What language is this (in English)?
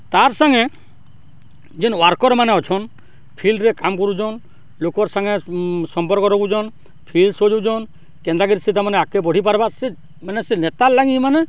Odia